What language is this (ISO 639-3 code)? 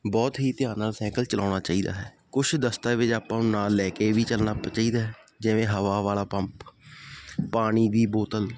pan